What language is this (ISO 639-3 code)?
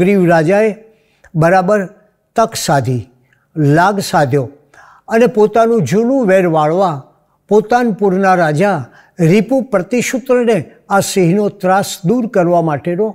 guj